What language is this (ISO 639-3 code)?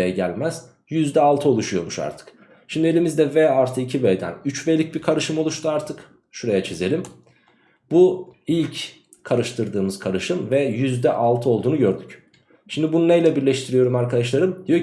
tur